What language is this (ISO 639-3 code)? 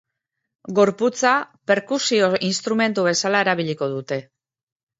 eus